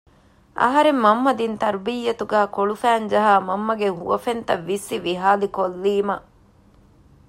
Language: Divehi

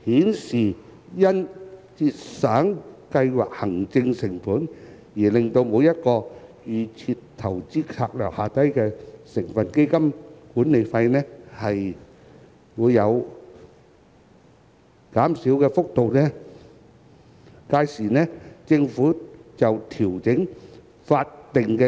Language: Cantonese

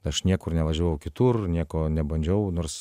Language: Lithuanian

